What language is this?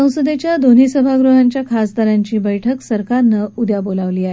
Marathi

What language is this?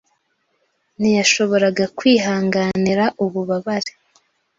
Kinyarwanda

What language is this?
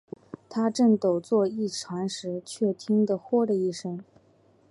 Chinese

